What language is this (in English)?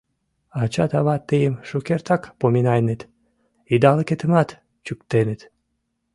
Mari